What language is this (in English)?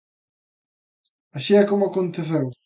Galician